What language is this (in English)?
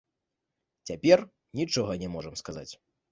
Belarusian